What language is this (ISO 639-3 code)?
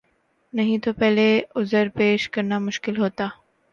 urd